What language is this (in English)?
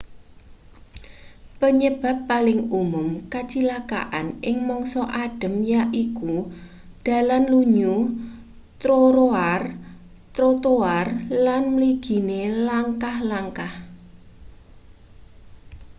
Javanese